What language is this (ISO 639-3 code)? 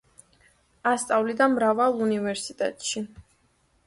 kat